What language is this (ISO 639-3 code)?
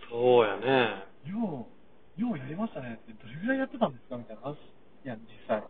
jpn